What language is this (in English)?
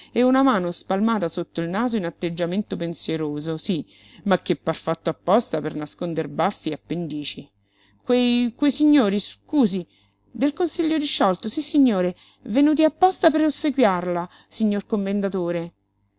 Italian